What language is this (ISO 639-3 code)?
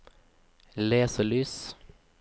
nor